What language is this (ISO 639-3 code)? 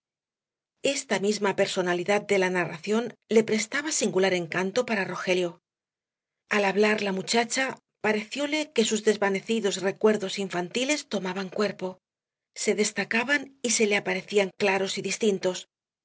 spa